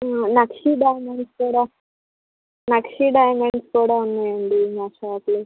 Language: Telugu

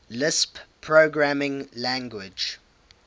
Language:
English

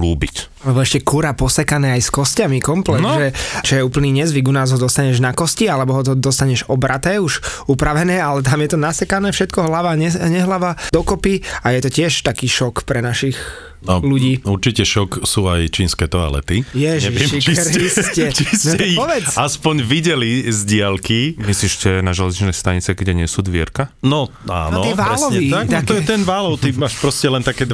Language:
Slovak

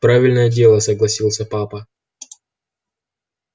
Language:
Russian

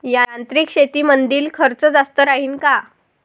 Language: Marathi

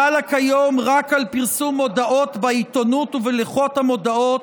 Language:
Hebrew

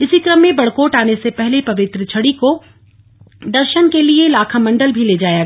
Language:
Hindi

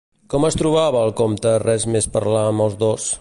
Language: Catalan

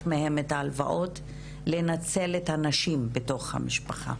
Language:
Hebrew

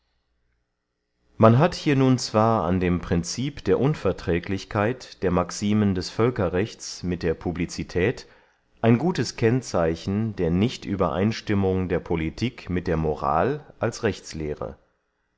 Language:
German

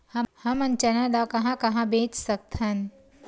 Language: Chhattisgarhi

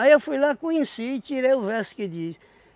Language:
Portuguese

